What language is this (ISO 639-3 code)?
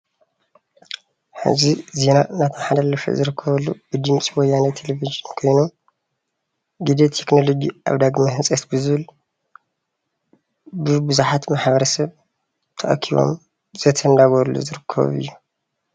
tir